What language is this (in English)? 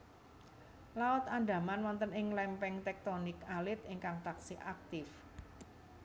Javanese